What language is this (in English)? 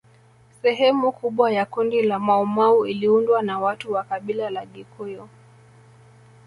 Swahili